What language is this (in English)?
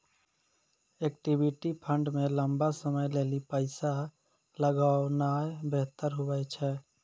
Maithili